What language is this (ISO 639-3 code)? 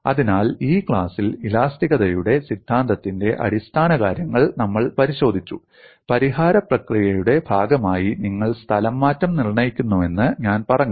mal